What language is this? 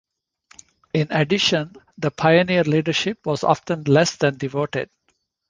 English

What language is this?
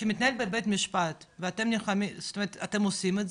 Hebrew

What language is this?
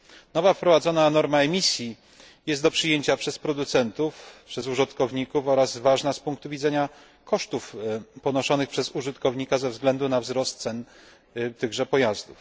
Polish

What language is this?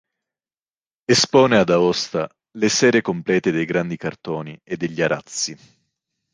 Italian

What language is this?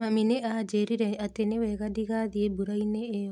Kikuyu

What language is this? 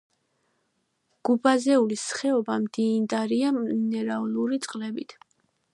Georgian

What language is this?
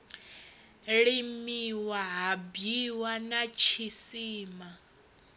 Venda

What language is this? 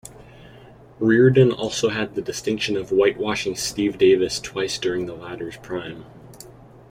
English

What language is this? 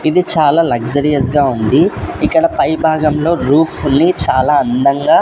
Telugu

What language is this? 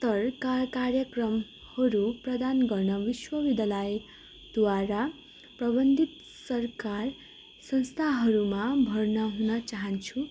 Nepali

